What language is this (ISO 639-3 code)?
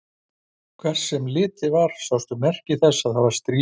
isl